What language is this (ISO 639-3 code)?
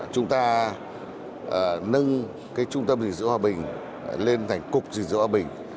vie